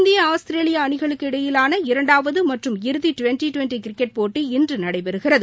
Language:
Tamil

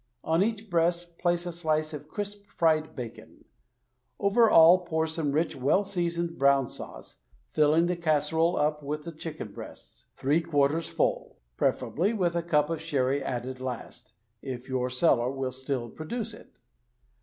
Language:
English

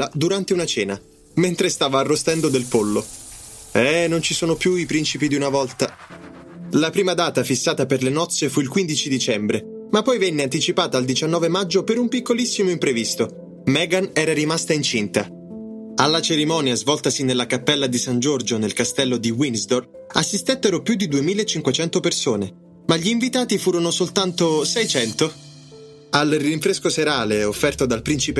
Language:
Italian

